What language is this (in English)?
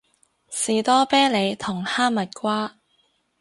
Cantonese